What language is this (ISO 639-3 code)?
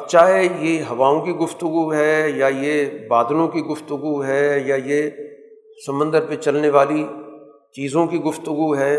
urd